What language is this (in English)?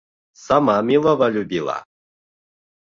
Bashkir